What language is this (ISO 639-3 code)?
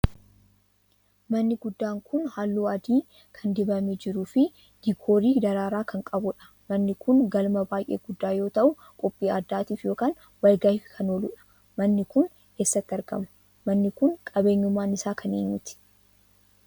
orm